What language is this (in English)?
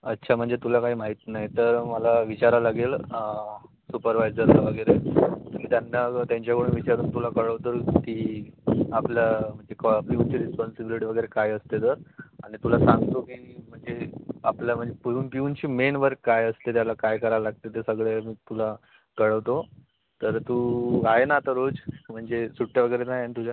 Marathi